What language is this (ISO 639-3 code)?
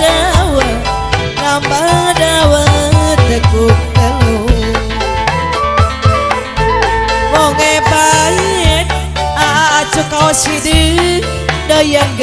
ind